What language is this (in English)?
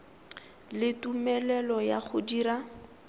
Tswana